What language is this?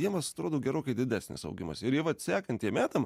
Lithuanian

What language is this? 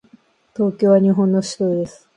Japanese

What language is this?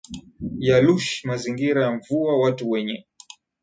Swahili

